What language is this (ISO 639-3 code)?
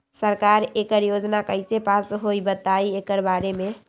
mag